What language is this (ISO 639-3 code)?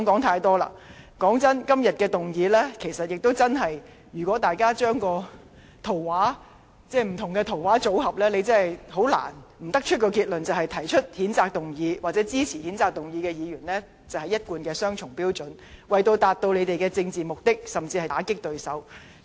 yue